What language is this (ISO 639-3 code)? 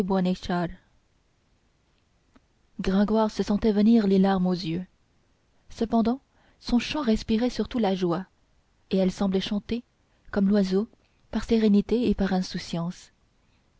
fra